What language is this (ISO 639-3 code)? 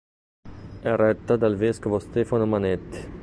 ita